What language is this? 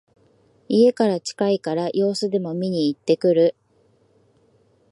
Japanese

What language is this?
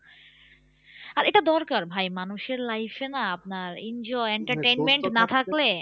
Bangla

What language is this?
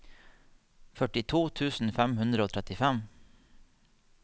Norwegian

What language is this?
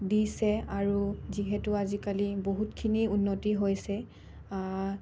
Assamese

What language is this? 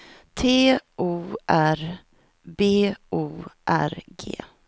Swedish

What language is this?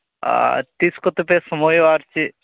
Santali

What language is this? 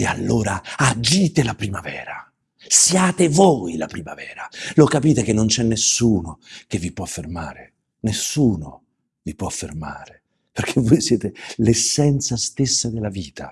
Italian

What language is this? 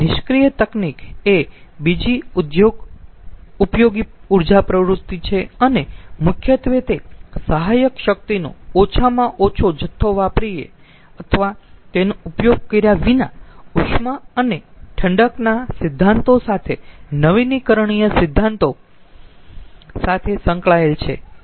Gujarati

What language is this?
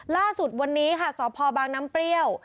Thai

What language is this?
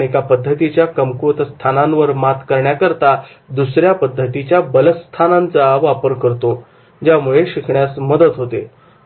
Marathi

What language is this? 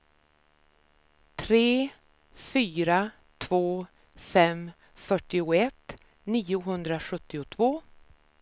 Swedish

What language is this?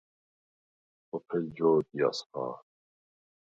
Svan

